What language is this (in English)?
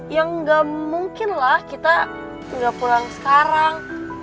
Indonesian